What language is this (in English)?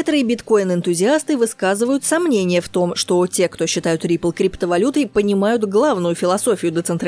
Russian